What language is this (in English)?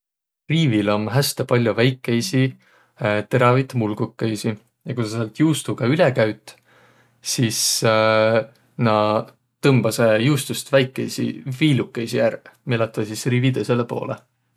Võro